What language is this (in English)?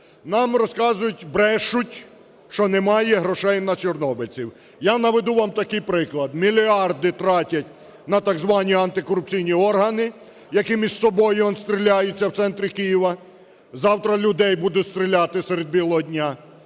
Ukrainian